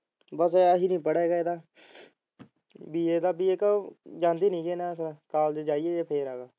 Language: Punjabi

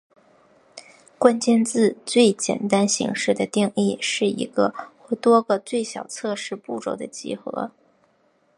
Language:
Chinese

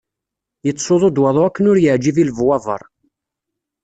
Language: Kabyle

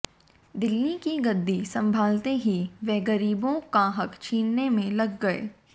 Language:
Hindi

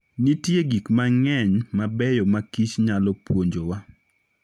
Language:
Luo (Kenya and Tanzania)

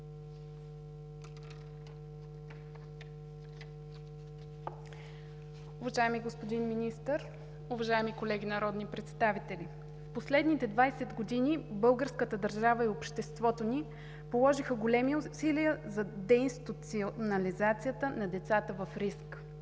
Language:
Bulgarian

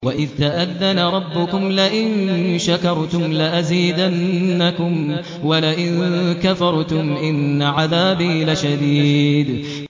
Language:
Arabic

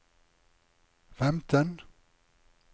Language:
Norwegian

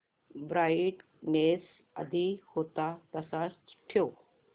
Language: Marathi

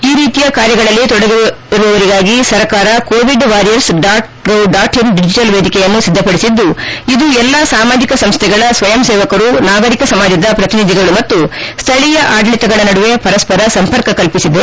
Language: Kannada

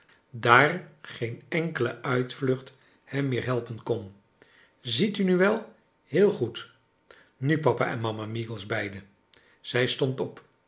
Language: Dutch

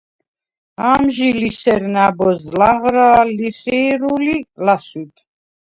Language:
Svan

